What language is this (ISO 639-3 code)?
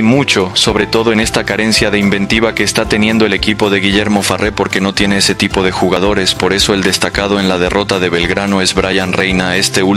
spa